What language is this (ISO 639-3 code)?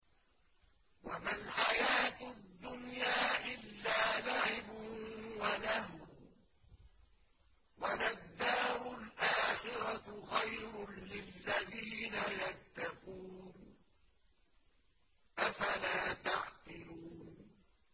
ara